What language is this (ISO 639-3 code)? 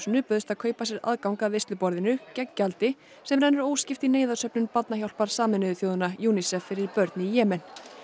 isl